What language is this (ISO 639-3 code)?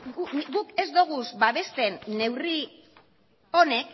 eus